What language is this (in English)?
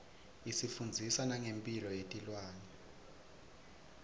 Swati